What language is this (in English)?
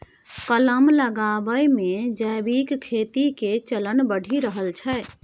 Maithili